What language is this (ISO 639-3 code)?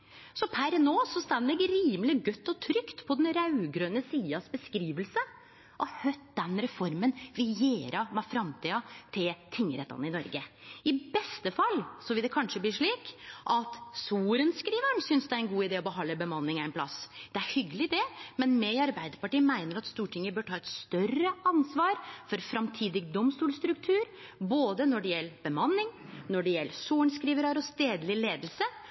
nno